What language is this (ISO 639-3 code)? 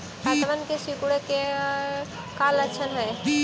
mag